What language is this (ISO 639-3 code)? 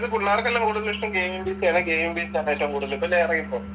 mal